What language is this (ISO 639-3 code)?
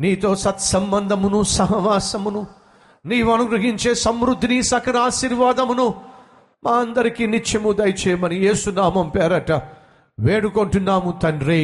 tel